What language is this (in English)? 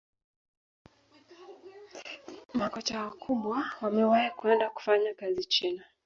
Swahili